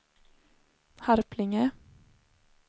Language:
Swedish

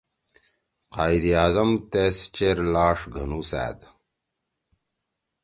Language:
Torwali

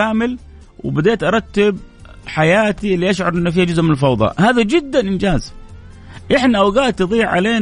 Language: Arabic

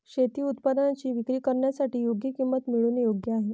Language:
Marathi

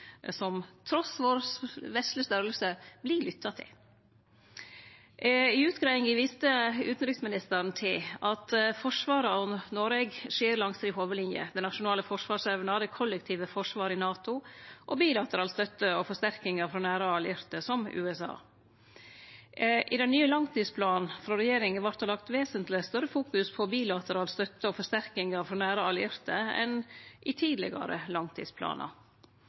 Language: Norwegian Nynorsk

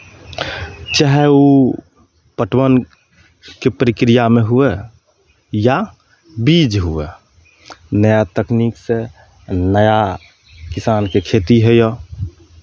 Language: Maithili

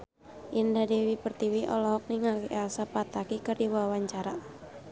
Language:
Sundanese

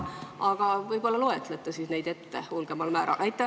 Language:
Estonian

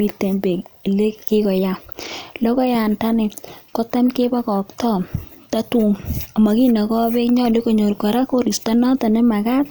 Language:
Kalenjin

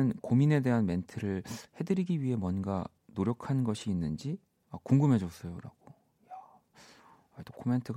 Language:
Korean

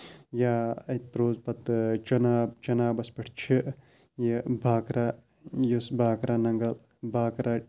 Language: Kashmiri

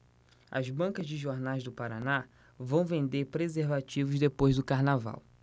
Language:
Portuguese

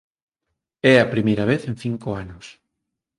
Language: Galician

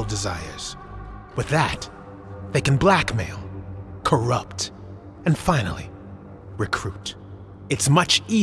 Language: English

